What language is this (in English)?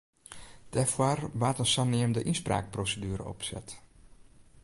Western Frisian